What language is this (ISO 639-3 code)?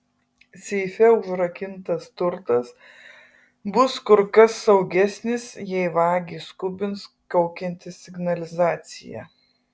lit